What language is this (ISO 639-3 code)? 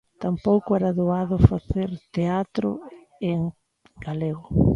glg